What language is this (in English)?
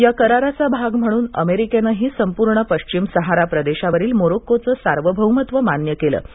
Marathi